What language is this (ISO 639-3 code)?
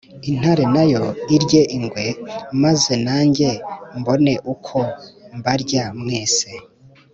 kin